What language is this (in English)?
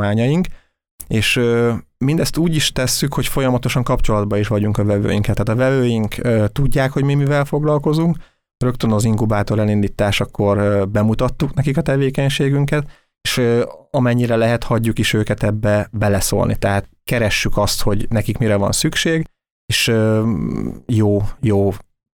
Hungarian